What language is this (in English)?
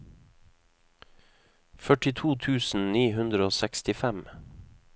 Norwegian